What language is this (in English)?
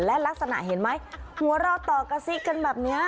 Thai